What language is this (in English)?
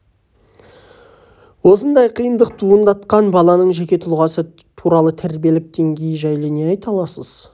Kazakh